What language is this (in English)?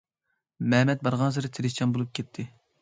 Uyghur